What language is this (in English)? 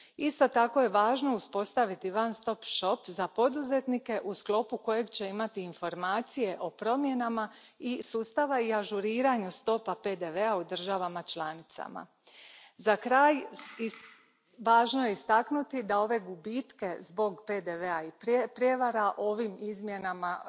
Croatian